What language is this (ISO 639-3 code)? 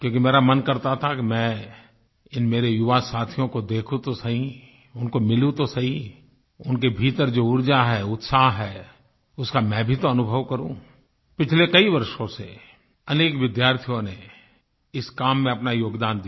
hin